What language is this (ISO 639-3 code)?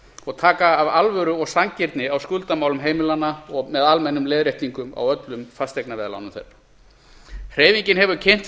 isl